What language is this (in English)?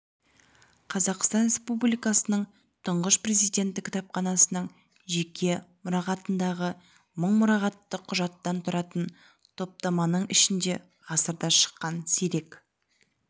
Kazakh